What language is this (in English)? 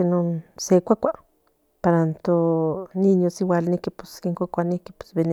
Central Nahuatl